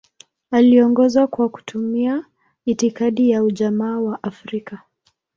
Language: Swahili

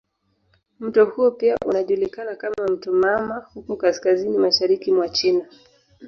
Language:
Swahili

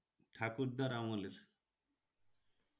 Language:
Bangla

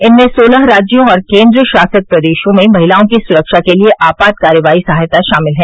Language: Hindi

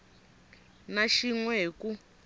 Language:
Tsonga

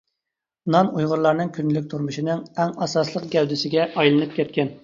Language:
Uyghur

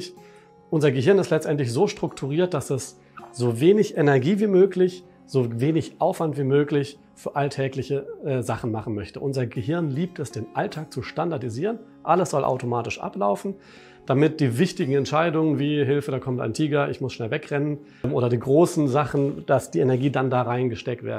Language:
German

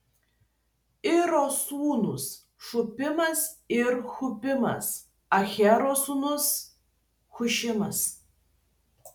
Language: Lithuanian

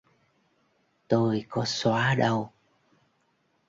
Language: Vietnamese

